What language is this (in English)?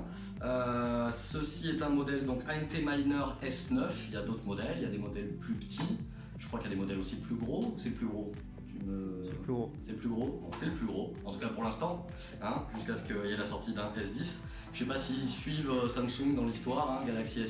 French